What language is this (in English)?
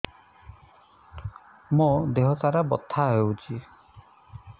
Odia